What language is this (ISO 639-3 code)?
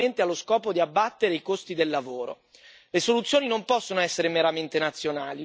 ita